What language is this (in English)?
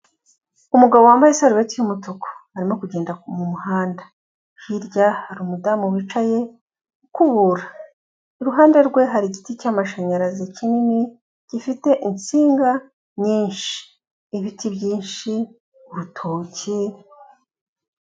Kinyarwanda